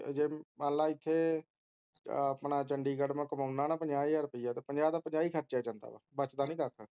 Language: Punjabi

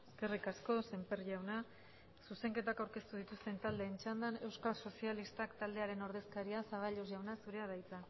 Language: Basque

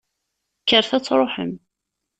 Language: Kabyle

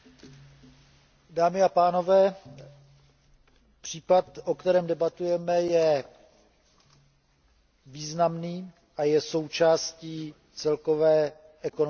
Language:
Czech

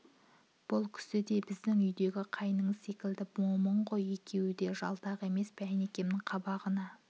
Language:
Kazakh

